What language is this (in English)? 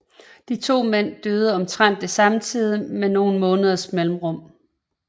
Danish